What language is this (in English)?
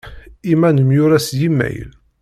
Kabyle